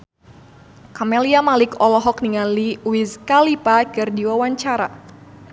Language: Sundanese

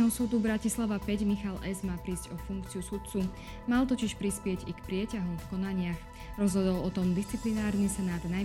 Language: Slovak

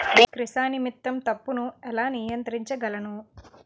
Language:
Telugu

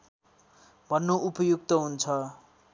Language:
Nepali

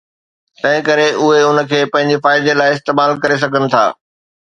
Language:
Sindhi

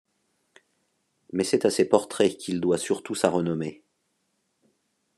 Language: French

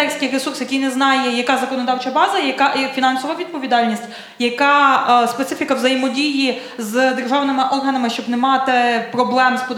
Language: Ukrainian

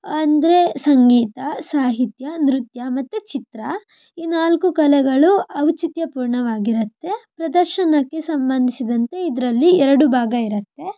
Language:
Kannada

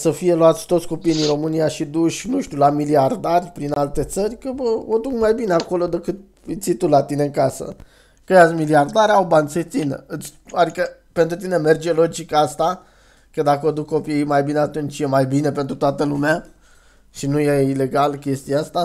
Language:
Romanian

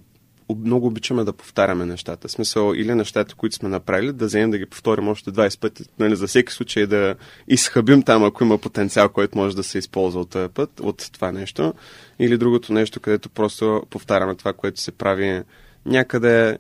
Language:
Bulgarian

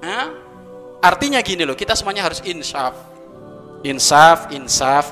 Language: Indonesian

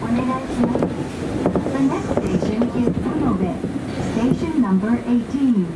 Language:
Japanese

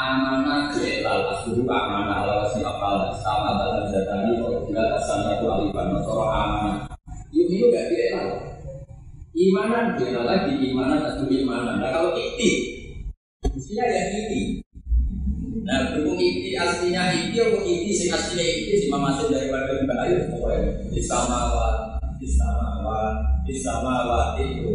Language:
Indonesian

